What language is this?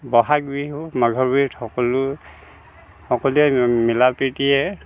Assamese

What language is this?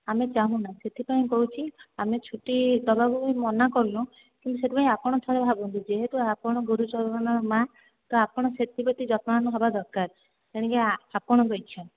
Odia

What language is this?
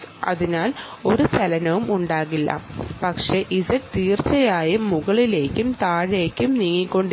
Malayalam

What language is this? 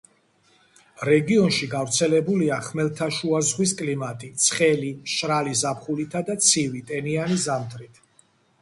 Georgian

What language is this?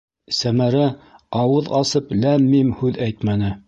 Bashkir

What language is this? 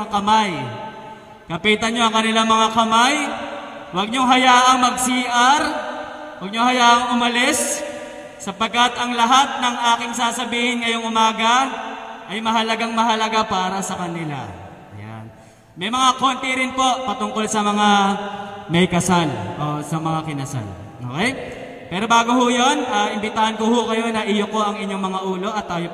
Filipino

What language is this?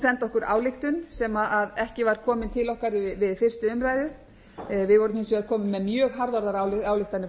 Icelandic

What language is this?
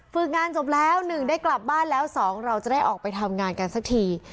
Thai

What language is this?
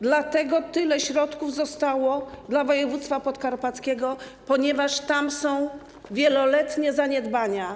Polish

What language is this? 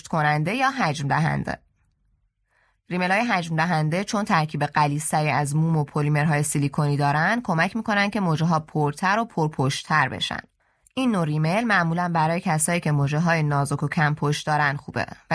Persian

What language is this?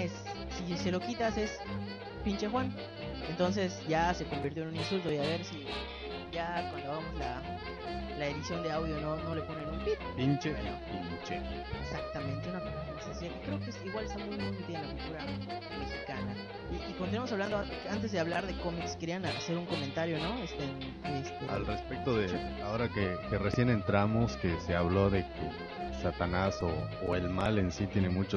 Spanish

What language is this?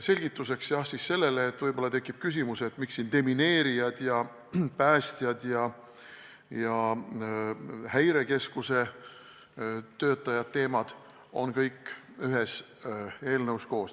Estonian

